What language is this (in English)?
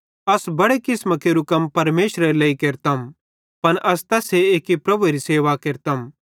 Bhadrawahi